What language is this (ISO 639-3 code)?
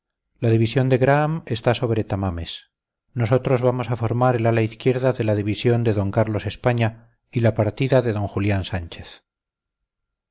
spa